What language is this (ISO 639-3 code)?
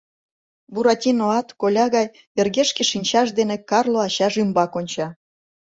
chm